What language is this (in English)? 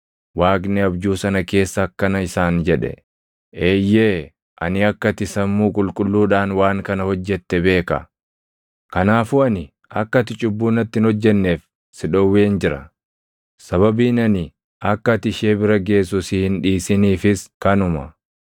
Oromo